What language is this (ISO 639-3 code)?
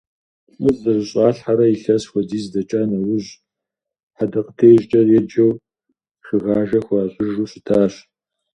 kbd